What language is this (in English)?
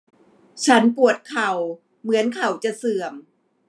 Thai